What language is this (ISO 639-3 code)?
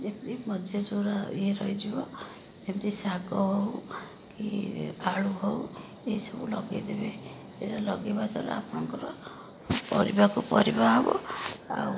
ori